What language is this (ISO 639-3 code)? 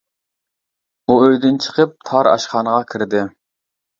uig